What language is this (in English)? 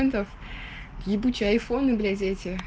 Russian